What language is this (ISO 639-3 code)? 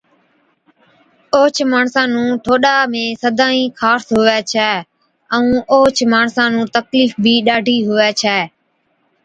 odk